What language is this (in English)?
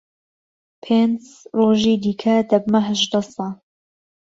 Central Kurdish